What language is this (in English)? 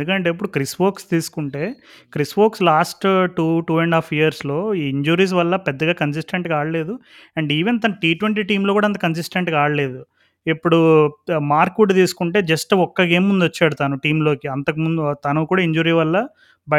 Telugu